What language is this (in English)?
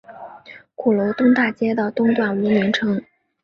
Chinese